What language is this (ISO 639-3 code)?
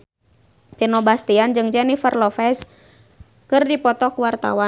sun